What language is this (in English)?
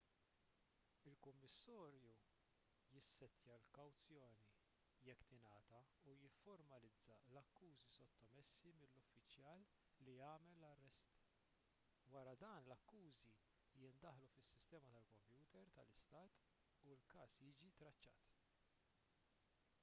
Maltese